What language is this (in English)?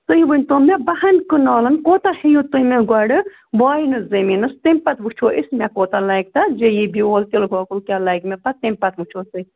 Kashmiri